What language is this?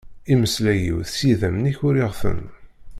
Kabyle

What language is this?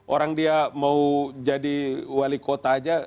Indonesian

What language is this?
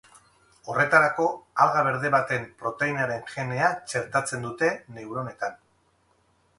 Basque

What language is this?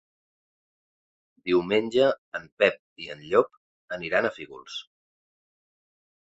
Catalan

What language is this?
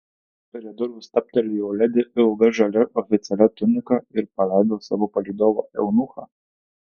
Lithuanian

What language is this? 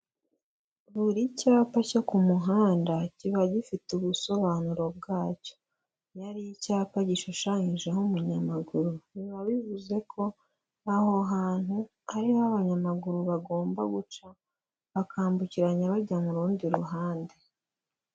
Kinyarwanda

